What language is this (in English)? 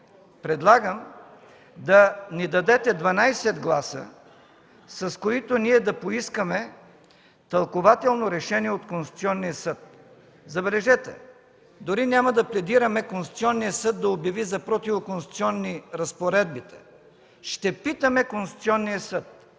Bulgarian